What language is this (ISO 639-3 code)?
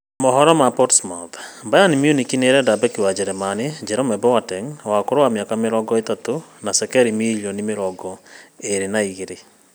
kik